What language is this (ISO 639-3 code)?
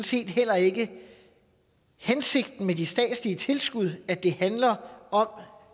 dan